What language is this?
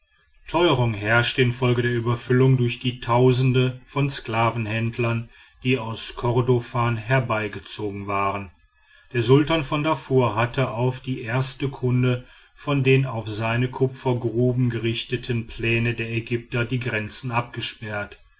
German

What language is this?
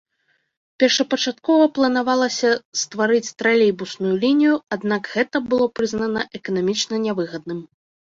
Belarusian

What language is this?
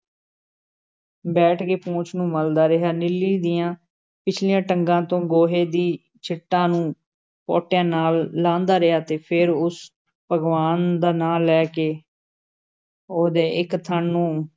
Punjabi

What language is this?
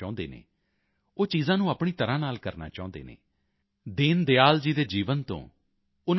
Punjabi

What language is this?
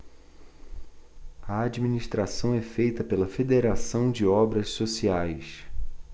Portuguese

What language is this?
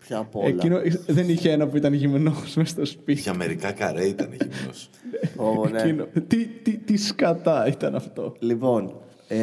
Greek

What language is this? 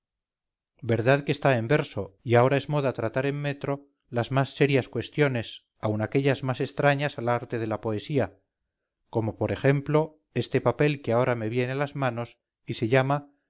Spanish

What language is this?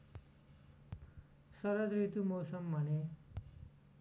Nepali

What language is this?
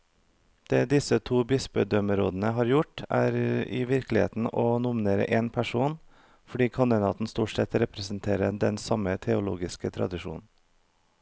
Norwegian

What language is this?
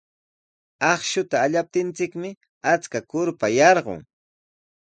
Sihuas Ancash Quechua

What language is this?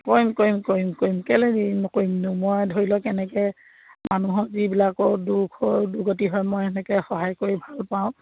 Assamese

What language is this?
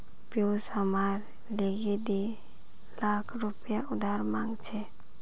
Magahi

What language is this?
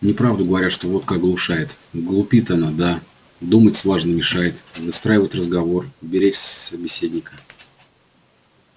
Russian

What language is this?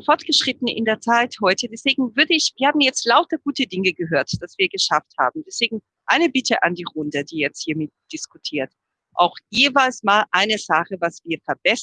German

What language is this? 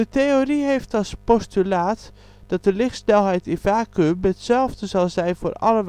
Dutch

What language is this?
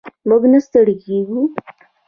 Pashto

